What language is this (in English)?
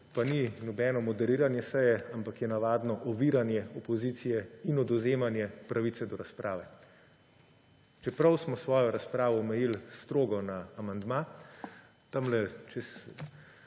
Slovenian